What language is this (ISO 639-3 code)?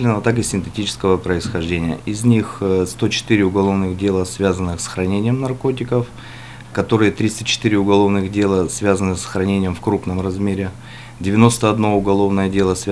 rus